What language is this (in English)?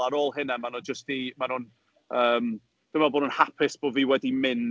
Welsh